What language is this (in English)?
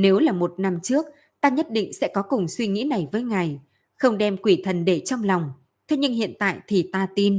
Vietnamese